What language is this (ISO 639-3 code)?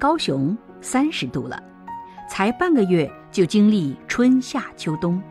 zho